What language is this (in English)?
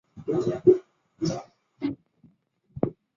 Chinese